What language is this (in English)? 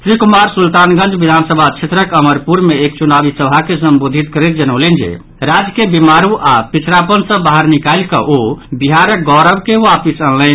Maithili